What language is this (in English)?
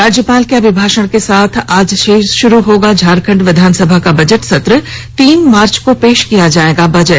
Hindi